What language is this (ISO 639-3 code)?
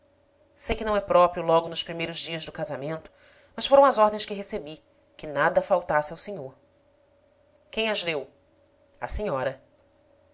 por